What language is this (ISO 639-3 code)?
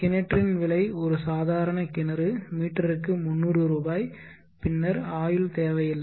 tam